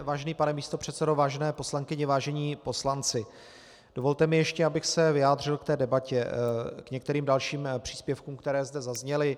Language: Czech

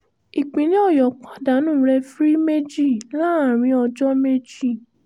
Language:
Yoruba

